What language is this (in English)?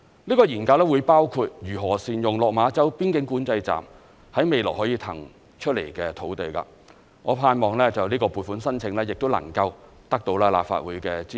Cantonese